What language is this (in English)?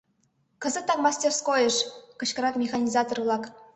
Mari